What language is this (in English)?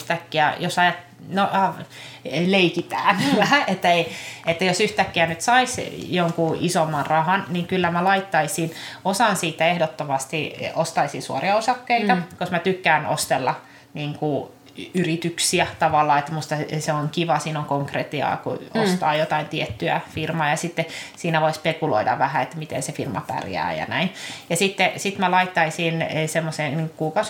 Finnish